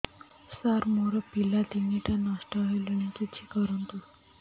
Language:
Odia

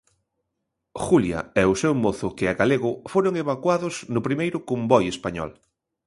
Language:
Galician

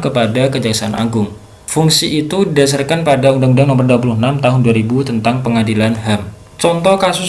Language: Indonesian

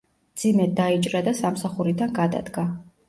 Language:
Georgian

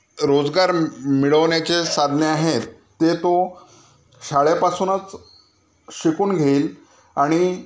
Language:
Marathi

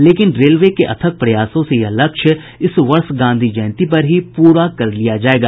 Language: Hindi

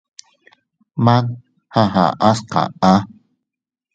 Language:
Teutila Cuicatec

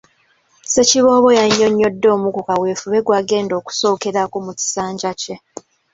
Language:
Ganda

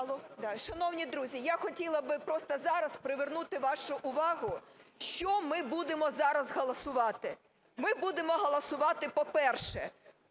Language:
Ukrainian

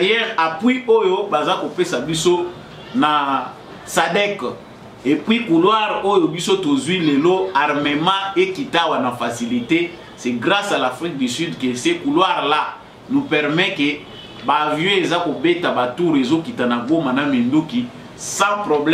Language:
French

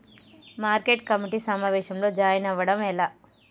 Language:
Telugu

